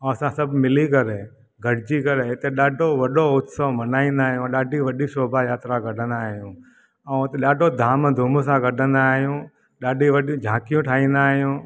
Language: Sindhi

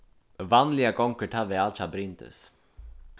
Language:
Faroese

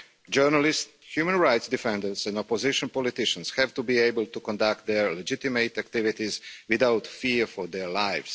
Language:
English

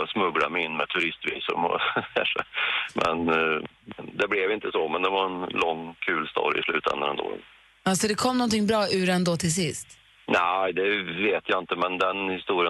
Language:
Swedish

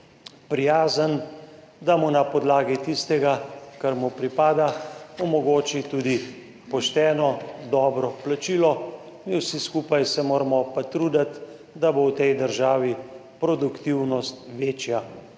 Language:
Slovenian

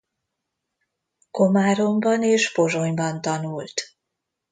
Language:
Hungarian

